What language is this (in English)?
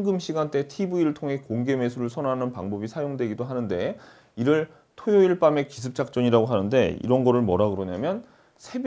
Korean